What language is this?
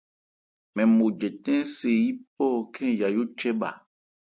Ebrié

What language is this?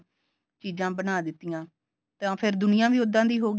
Punjabi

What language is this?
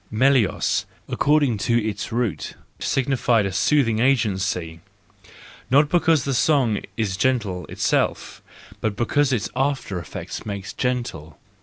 English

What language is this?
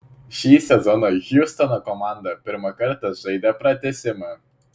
Lithuanian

